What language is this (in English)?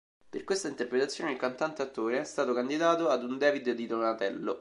Italian